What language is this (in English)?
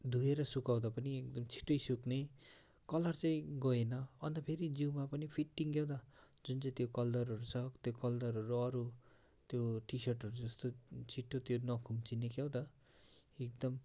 Nepali